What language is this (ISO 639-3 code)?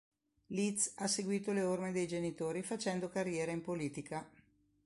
ita